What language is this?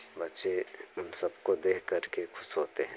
Hindi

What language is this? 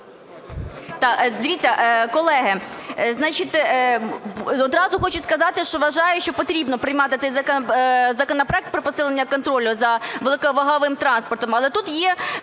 Ukrainian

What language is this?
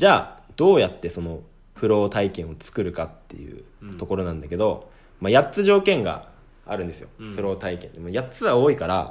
Japanese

